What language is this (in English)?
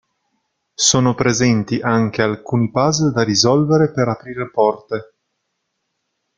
Italian